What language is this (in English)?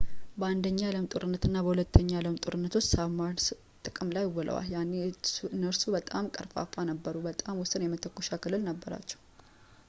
Amharic